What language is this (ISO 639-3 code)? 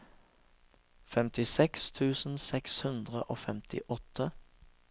nor